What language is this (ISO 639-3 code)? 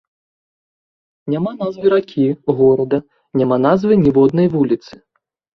bel